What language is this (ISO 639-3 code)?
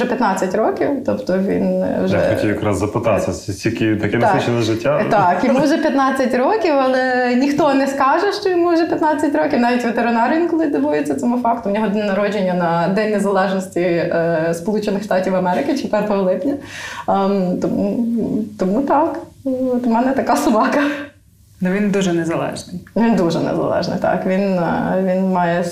ukr